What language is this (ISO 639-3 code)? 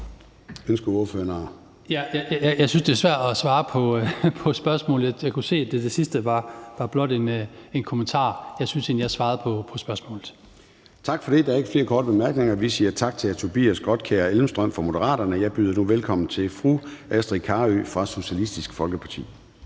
dan